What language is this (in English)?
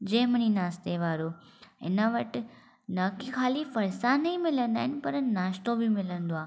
Sindhi